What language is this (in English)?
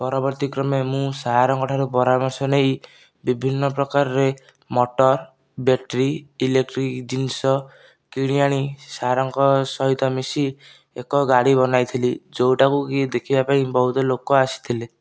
Odia